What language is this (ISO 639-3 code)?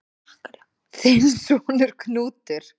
isl